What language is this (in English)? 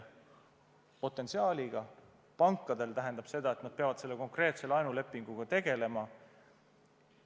Estonian